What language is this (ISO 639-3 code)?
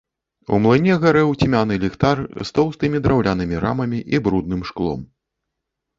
bel